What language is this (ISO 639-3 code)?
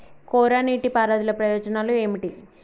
tel